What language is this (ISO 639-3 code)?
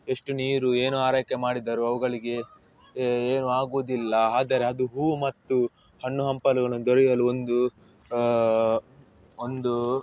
kan